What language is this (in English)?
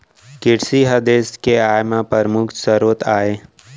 Chhattisgarhi